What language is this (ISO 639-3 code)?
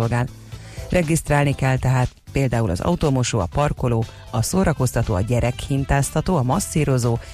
hun